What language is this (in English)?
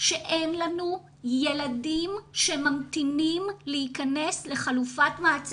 Hebrew